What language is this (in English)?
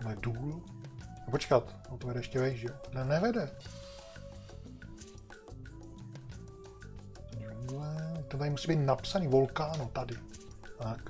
Czech